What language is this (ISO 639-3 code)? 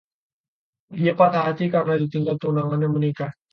ind